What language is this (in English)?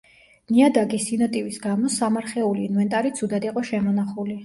Georgian